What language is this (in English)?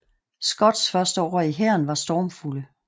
Danish